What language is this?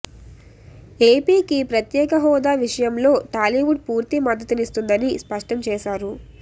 Telugu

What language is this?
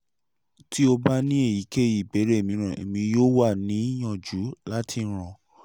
Yoruba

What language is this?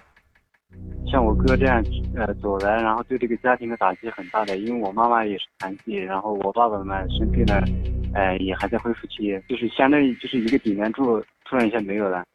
Chinese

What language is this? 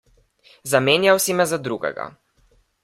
Slovenian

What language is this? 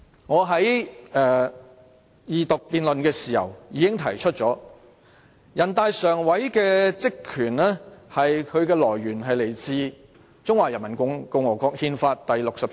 Cantonese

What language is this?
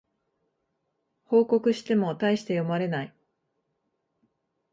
Japanese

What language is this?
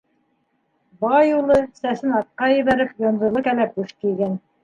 Bashkir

